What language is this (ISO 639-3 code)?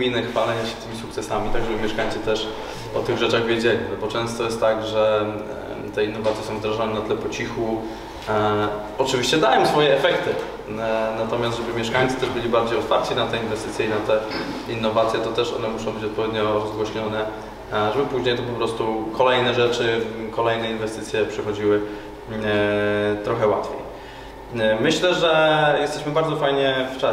pol